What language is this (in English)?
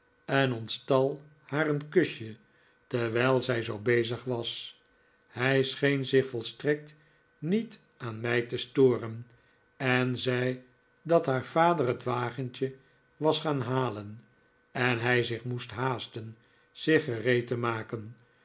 Dutch